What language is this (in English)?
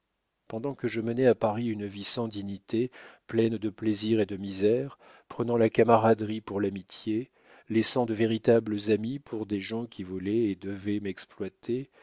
French